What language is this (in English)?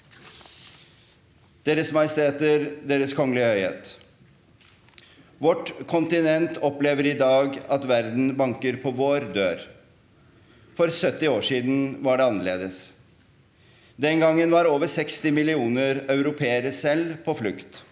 Norwegian